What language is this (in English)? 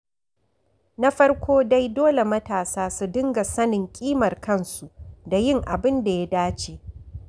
Hausa